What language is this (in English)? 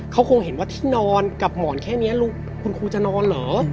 Thai